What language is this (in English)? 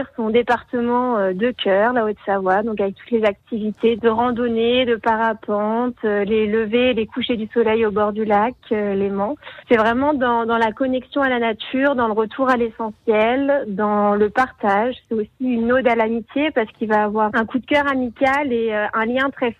French